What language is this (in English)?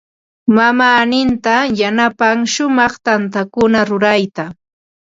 Ambo-Pasco Quechua